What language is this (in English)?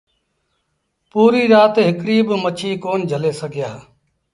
Sindhi Bhil